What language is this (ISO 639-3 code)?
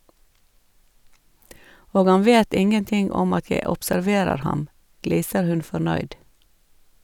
nor